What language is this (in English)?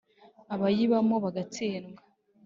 Kinyarwanda